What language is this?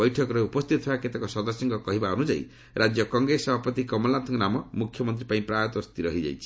Odia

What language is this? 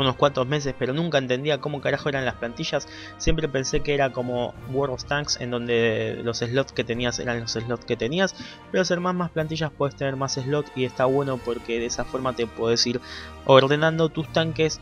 Spanish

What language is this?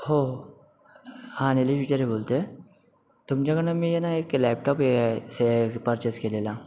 Marathi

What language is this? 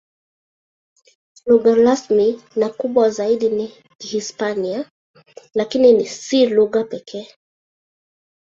Swahili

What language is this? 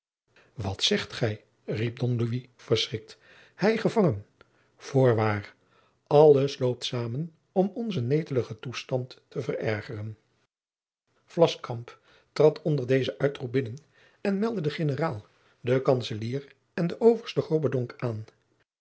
Dutch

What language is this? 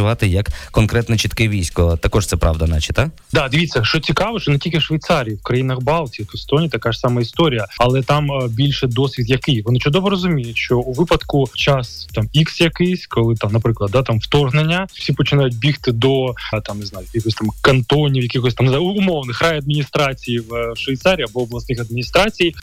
Ukrainian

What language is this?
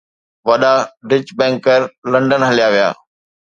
Sindhi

